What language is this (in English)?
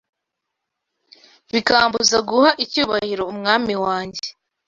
Kinyarwanda